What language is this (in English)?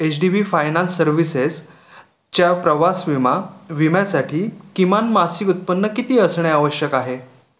Marathi